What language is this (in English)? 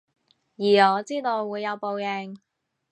Cantonese